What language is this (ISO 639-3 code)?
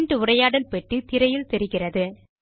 tam